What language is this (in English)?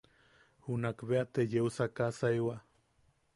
Yaqui